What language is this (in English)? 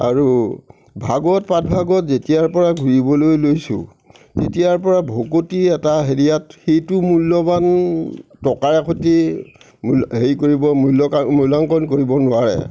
Assamese